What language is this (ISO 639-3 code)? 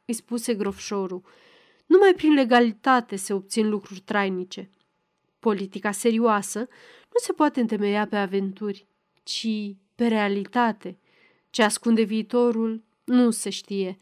ron